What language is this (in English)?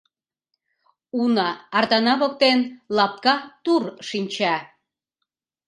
Mari